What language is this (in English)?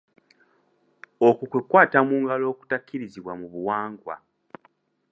Ganda